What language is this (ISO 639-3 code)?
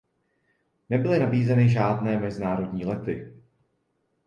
ces